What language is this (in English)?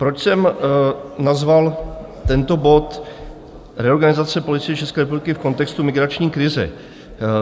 Czech